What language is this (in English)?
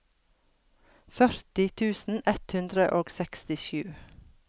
Norwegian